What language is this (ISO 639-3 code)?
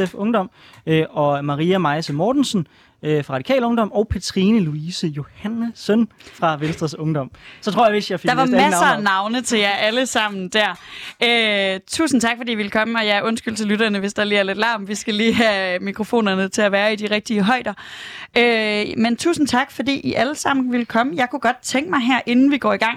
dan